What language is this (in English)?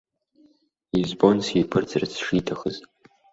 Abkhazian